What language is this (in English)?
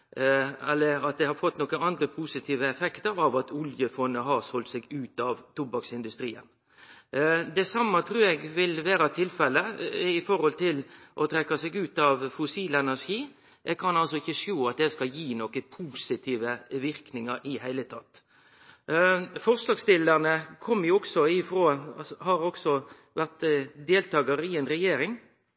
Norwegian Nynorsk